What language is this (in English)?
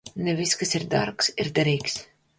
Latvian